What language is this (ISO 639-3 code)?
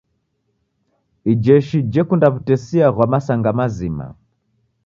dav